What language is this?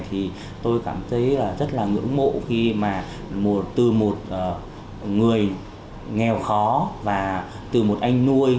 Vietnamese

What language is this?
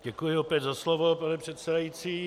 Czech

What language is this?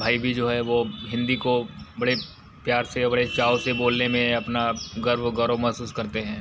Hindi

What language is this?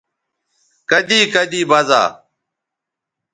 Bateri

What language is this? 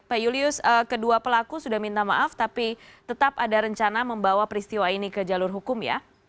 Indonesian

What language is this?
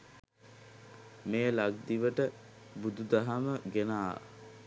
Sinhala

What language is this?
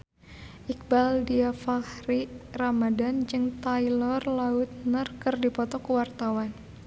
Sundanese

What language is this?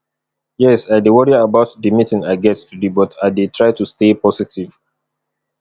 Nigerian Pidgin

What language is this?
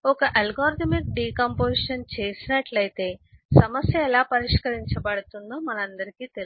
Telugu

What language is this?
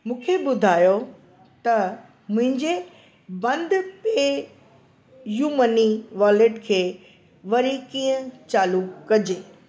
Sindhi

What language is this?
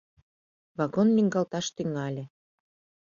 Mari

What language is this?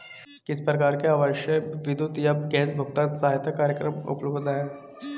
Hindi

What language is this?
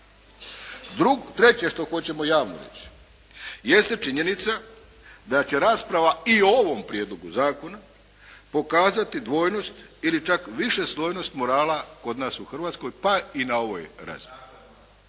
Croatian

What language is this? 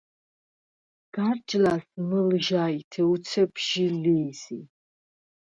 Svan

